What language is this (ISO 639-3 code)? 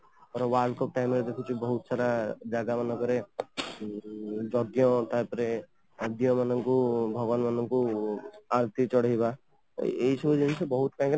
ori